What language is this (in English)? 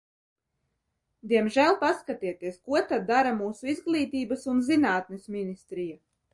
Latvian